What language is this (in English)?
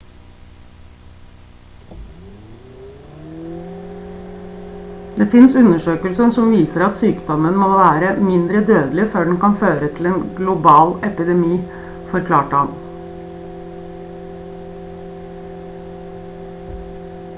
Norwegian Bokmål